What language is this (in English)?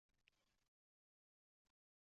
Uzbek